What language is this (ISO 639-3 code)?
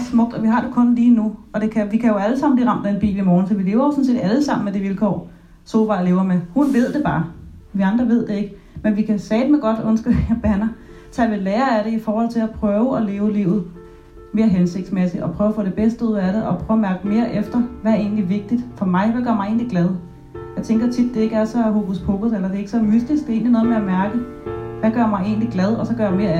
dan